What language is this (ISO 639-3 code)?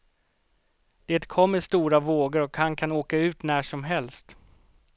swe